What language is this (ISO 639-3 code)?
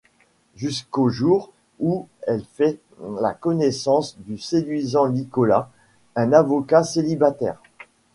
fra